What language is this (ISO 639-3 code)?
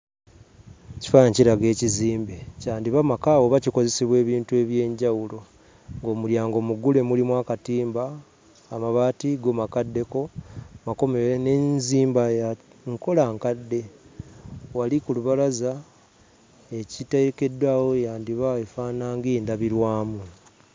lug